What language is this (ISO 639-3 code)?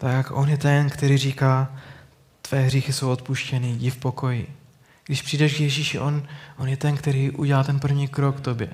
ces